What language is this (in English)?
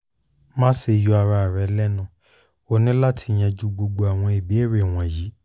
Yoruba